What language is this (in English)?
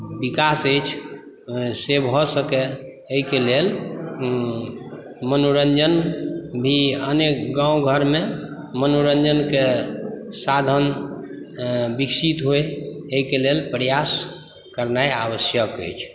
Maithili